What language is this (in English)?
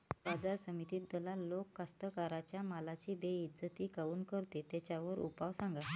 Marathi